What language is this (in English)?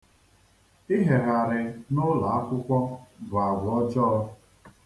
Igbo